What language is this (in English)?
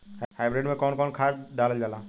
Bhojpuri